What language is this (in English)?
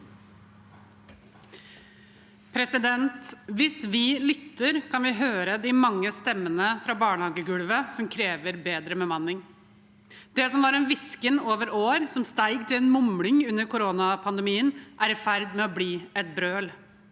Norwegian